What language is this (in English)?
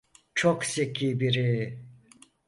Turkish